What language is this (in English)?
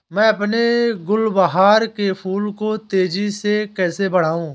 Hindi